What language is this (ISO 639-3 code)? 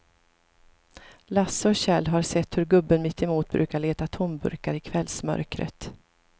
swe